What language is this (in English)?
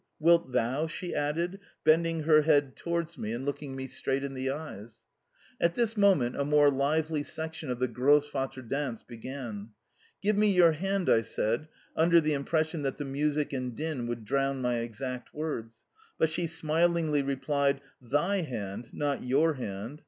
English